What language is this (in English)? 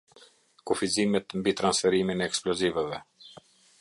Albanian